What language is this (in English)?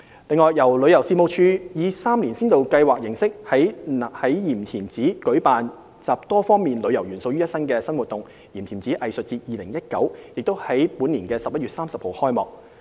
Cantonese